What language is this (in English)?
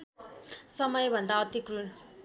Nepali